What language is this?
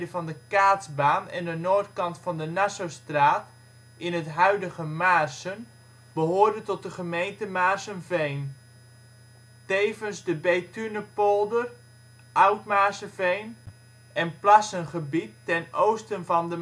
Dutch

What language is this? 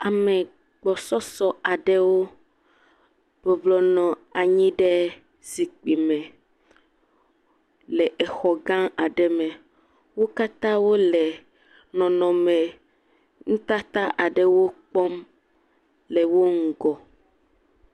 Ewe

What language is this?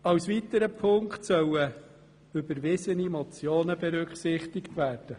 Swiss German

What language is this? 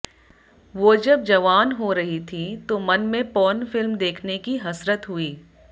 Hindi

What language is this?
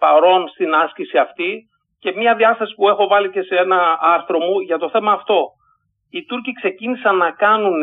Greek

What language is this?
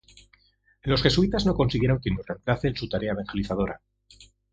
Spanish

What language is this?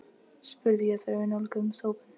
Icelandic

